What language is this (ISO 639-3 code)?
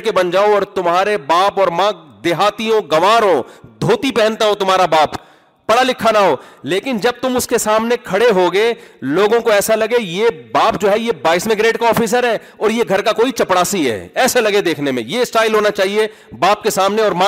urd